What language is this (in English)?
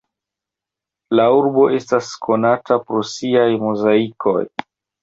Esperanto